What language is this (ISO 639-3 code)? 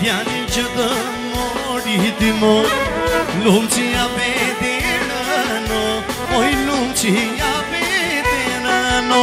ron